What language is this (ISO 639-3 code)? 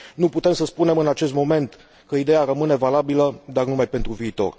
ron